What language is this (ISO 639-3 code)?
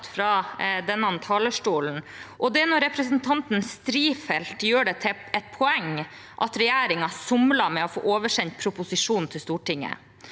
nor